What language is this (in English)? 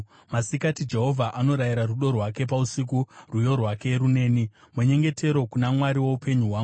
Shona